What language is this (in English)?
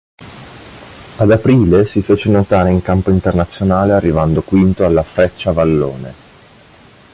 Italian